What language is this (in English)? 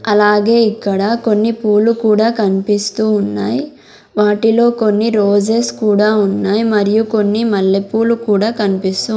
Telugu